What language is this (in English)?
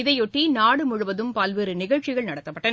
Tamil